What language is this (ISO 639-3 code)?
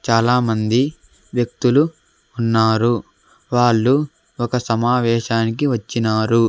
tel